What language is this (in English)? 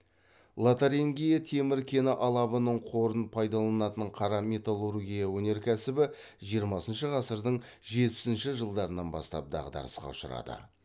Kazakh